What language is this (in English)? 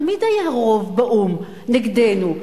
Hebrew